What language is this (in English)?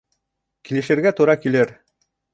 Bashkir